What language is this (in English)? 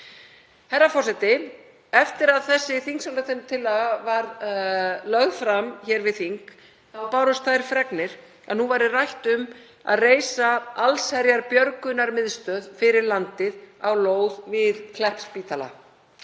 Icelandic